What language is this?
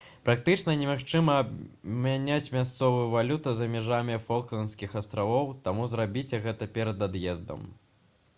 Belarusian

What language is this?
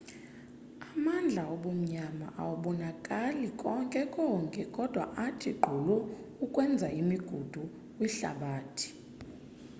Xhosa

